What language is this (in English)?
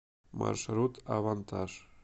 Russian